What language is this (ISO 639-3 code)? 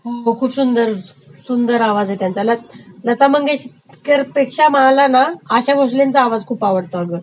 mar